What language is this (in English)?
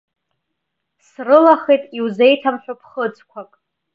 Abkhazian